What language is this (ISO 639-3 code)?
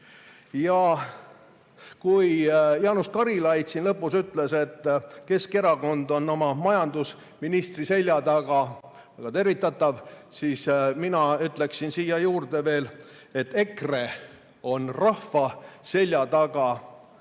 est